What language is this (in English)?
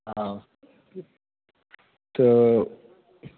Maithili